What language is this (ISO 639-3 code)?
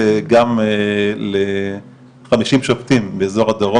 heb